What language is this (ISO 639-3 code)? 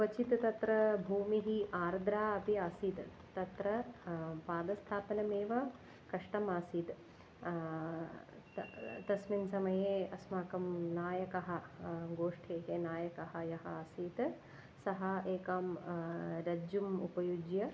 san